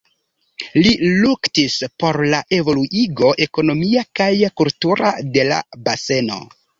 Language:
Esperanto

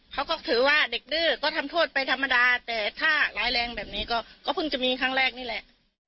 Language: Thai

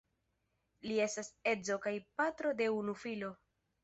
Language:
Esperanto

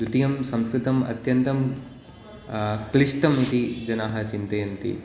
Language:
Sanskrit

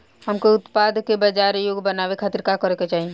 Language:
Bhojpuri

